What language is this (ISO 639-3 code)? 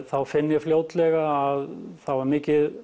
isl